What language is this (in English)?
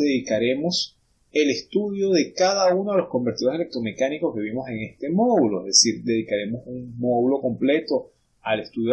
Spanish